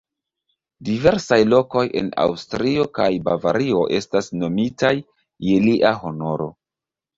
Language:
Esperanto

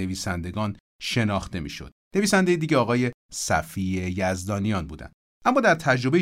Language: Persian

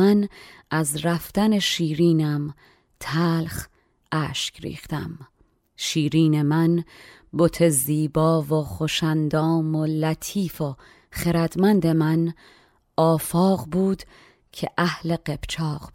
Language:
Persian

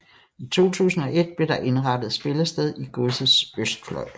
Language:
Danish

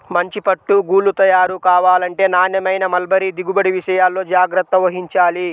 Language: Telugu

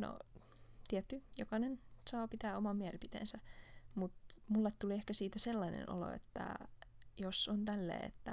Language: Finnish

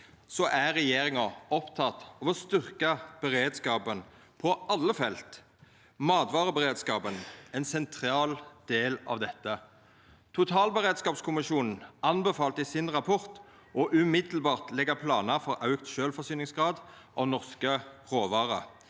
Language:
Norwegian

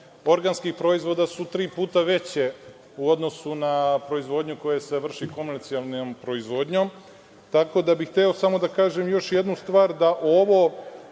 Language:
Serbian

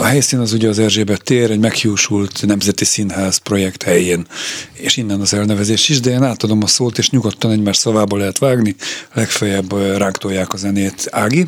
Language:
Hungarian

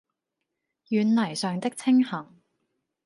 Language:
Cantonese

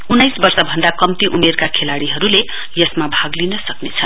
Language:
Nepali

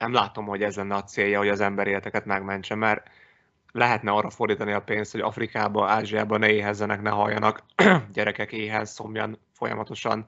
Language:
Hungarian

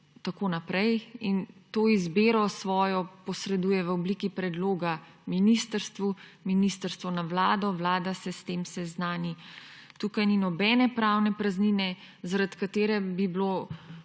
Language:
Slovenian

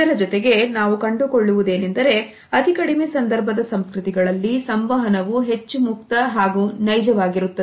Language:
Kannada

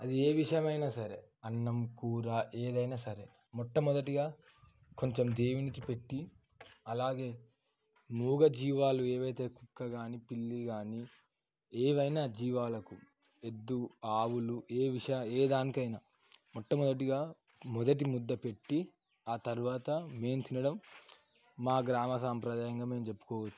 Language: Telugu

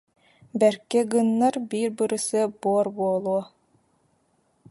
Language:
Yakut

